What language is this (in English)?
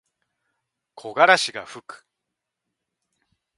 Japanese